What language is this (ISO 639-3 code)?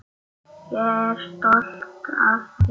isl